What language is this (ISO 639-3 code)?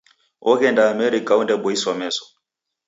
dav